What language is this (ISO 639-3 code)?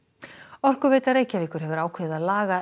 isl